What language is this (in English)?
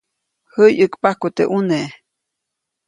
Copainalá Zoque